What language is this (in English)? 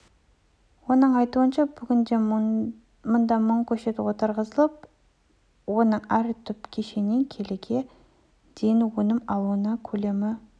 Kazakh